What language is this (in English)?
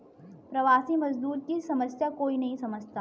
Hindi